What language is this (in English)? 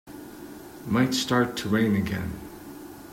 English